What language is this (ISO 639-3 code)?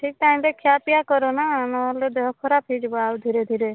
ori